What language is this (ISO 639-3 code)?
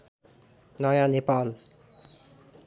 nep